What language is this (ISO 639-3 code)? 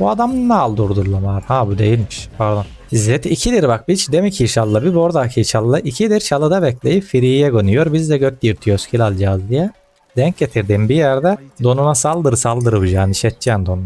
tur